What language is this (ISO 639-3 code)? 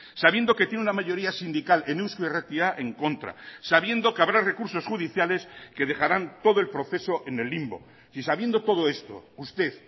spa